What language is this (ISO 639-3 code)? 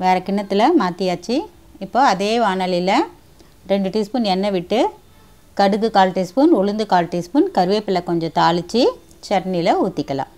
tam